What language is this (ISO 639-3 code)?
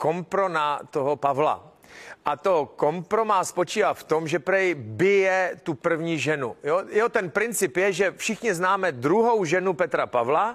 ces